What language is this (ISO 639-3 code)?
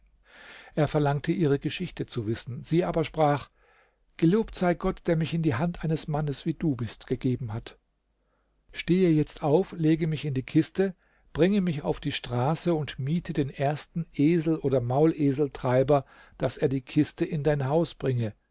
deu